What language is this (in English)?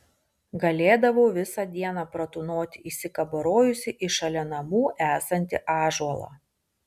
Lithuanian